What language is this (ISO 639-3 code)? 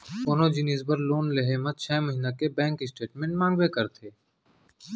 hne